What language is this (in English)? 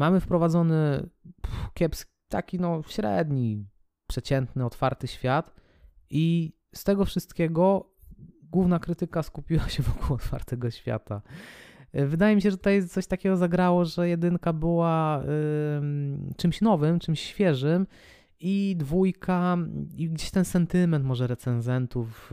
Polish